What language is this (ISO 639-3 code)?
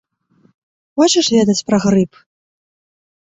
bel